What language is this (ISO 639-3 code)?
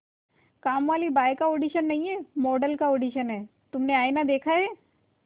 hin